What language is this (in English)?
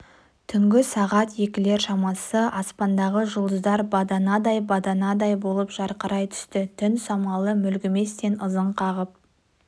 Kazakh